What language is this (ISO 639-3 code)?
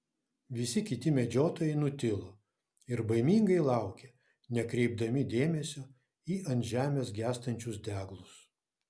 lit